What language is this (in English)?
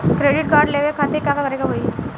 Bhojpuri